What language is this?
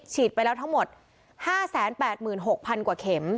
Thai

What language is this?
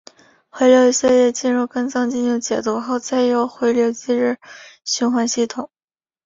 Chinese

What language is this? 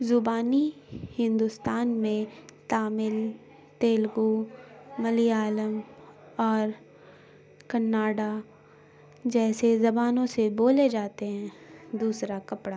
Urdu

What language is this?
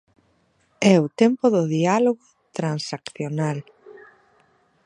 Galician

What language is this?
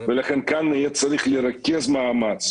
Hebrew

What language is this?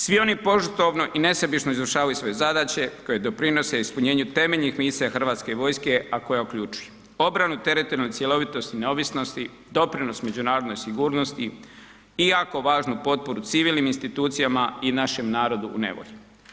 Croatian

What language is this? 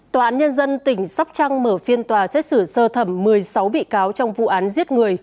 Vietnamese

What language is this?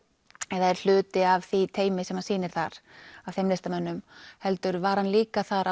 Icelandic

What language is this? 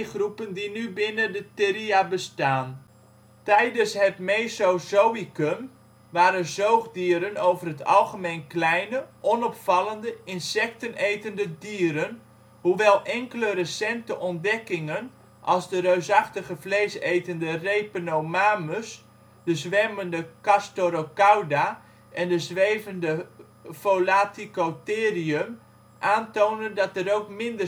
Dutch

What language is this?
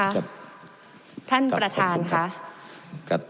Thai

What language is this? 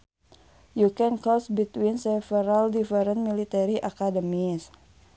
Sundanese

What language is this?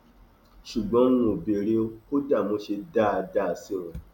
Yoruba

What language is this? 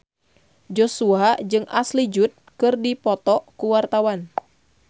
Sundanese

